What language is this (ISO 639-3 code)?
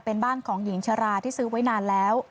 tha